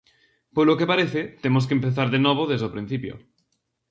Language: Galician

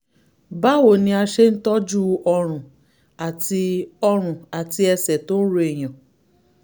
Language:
Yoruba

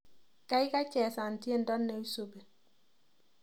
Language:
Kalenjin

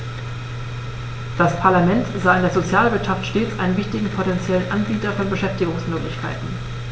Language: German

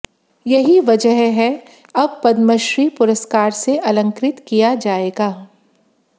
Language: Hindi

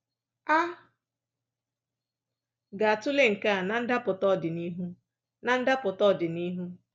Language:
Igbo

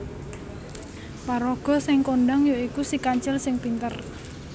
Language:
Javanese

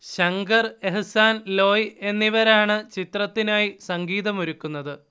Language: Malayalam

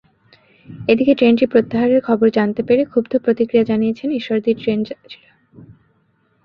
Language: Bangla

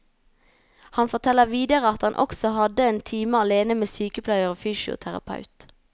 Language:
Norwegian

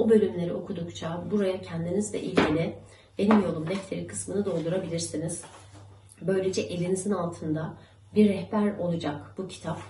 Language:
Turkish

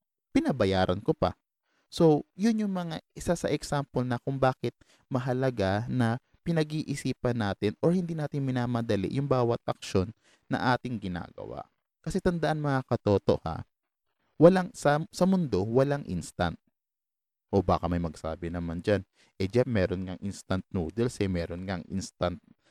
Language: Filipino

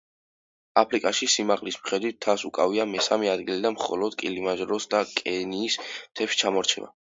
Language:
Georgian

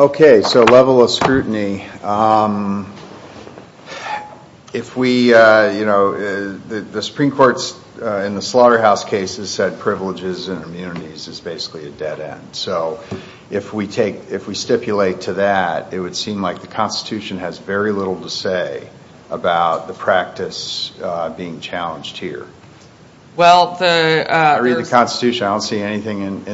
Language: English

